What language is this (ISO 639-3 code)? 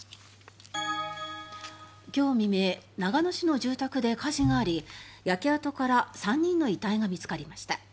jpn